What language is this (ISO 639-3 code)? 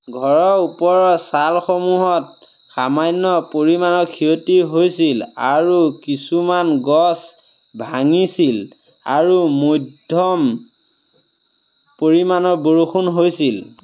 asm